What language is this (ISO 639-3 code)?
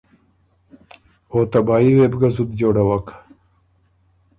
oru